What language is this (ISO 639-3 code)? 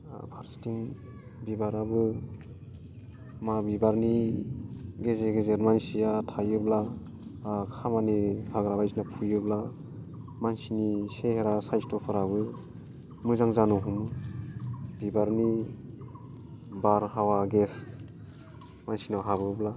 brx